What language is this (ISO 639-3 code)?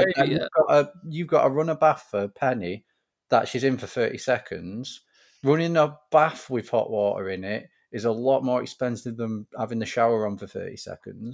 eng